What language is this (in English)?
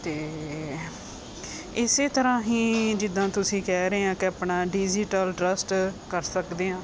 Punjabi